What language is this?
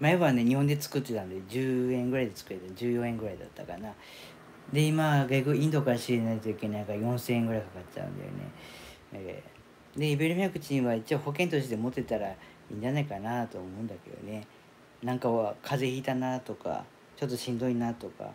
Japanese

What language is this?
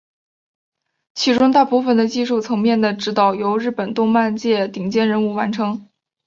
Chinese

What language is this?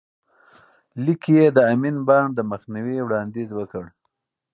Pashto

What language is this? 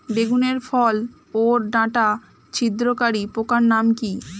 Bangla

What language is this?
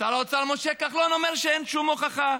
Hebrew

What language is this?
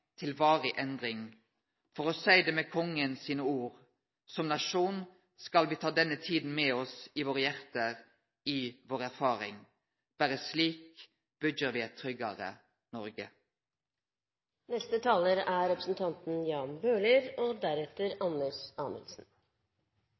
Norwegian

